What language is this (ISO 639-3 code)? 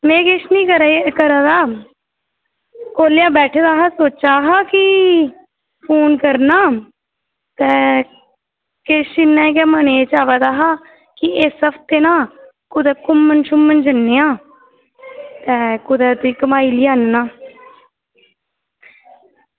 doi